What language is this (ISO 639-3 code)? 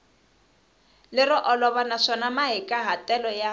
tso